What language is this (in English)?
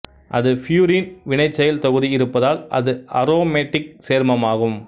Tamil